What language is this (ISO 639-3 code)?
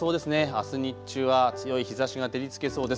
jpn